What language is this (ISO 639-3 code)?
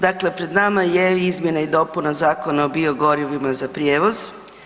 hrv